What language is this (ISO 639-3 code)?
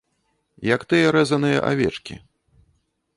bel